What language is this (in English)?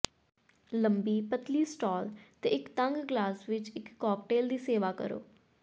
Punjabi